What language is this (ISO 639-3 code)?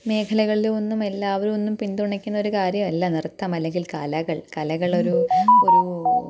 mal